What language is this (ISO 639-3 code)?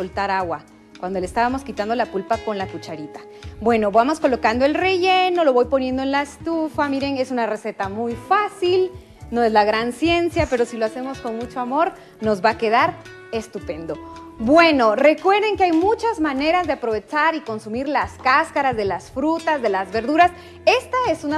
spa